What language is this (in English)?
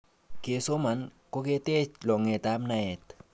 Kalenjin